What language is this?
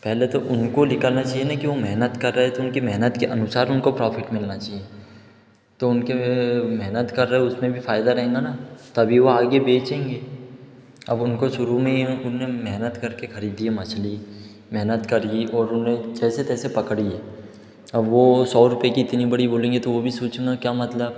Hindi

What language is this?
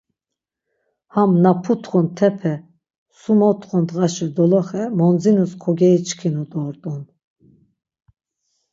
Laz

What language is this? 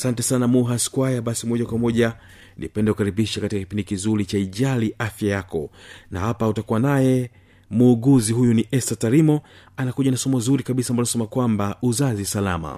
Swahili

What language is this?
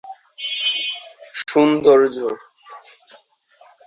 Bangla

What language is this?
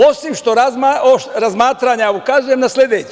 Serbian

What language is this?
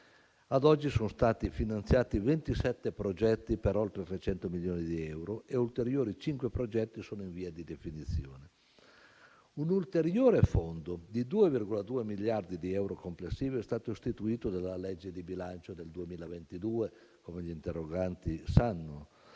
Italian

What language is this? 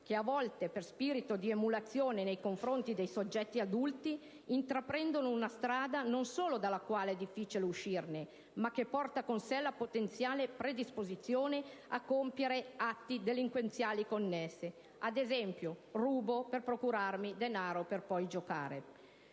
Italian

